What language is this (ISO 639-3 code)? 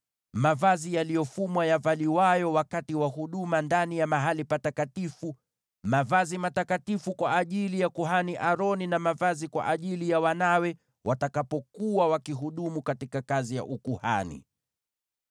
swa